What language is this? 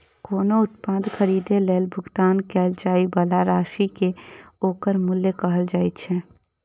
Maithili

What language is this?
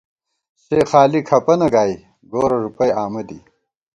Gawar-Bati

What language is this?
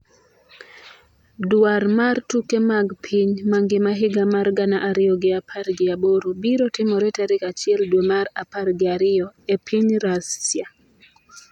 Luo (Kenya and Tanzania)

